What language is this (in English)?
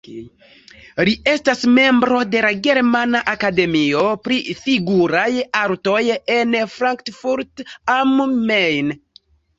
Esperanto